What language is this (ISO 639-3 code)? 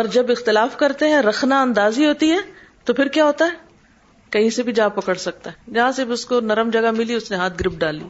urd